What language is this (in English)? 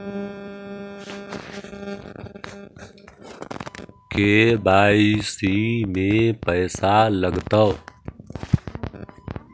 Magahi